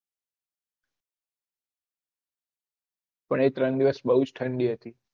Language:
Gujarati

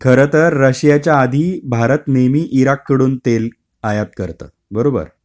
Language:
Marathi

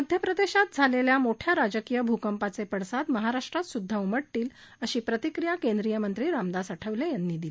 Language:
Marathi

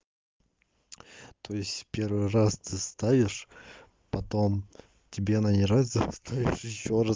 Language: Russian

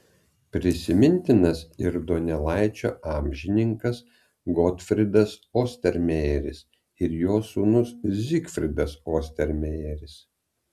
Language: Lithuanian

